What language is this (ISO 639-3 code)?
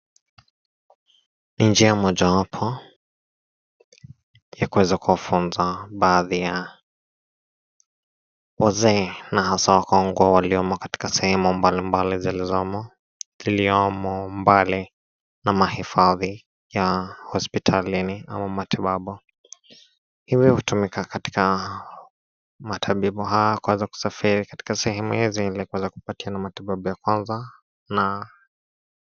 swa